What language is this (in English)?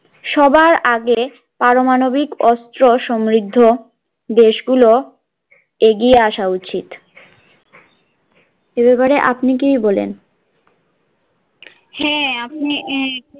Bangla